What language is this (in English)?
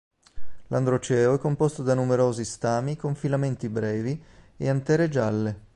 Italian